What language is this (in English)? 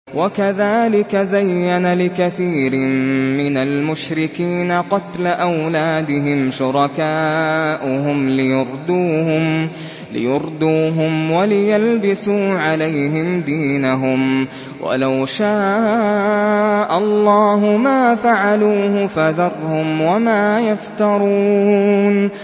Arabic